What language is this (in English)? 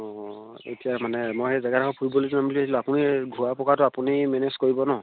Assamese